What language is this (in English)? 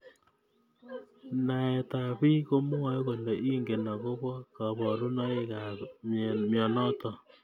Kalenjin